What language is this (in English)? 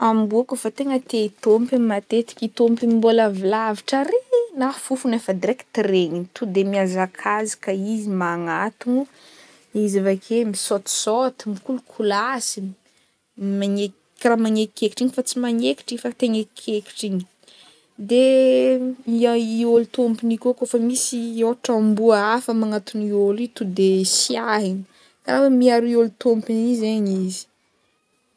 Northern Betsimisaraka Malagasy